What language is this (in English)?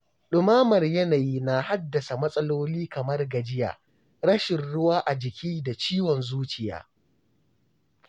Hausa